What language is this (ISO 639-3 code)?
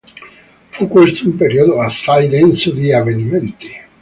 ita